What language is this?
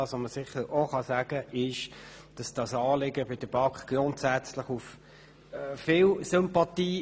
Swiss German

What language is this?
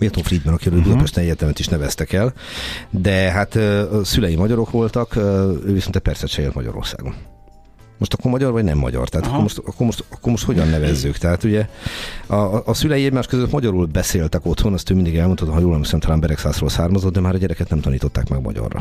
Hungarian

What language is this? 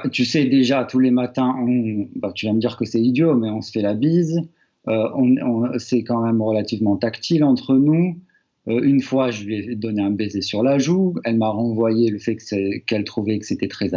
French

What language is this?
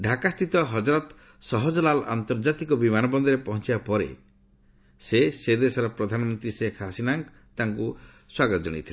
Odia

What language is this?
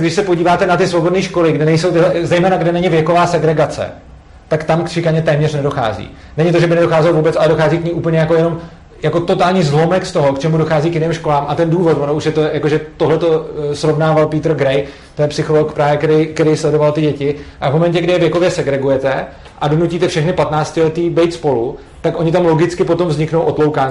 Czech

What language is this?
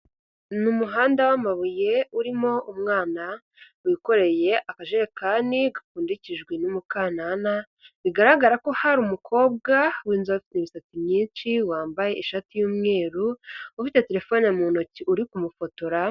Kinyarwanda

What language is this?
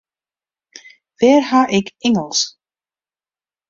Western Frisian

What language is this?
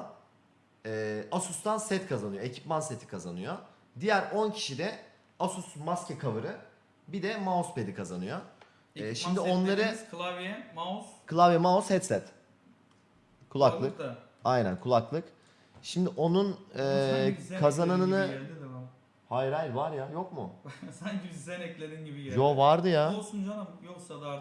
Turkish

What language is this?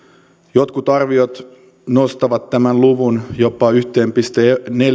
Finnish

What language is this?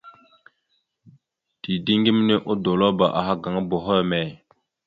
Mada (Cameroon)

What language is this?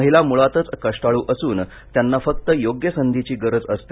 Marathi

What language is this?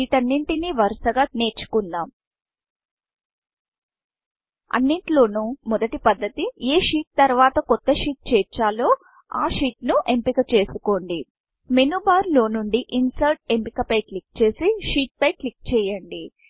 Telugu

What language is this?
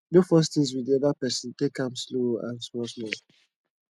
Nigerian Pidgin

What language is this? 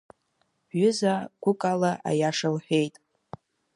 Abkhazian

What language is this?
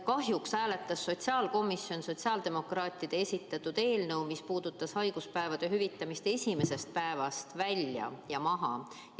Estonian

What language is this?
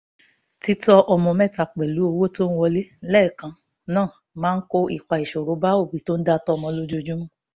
Yoruba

